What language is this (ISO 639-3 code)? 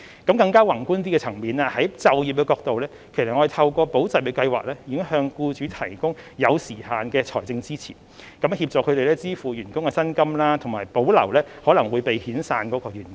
yue